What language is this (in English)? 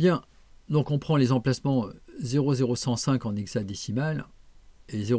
French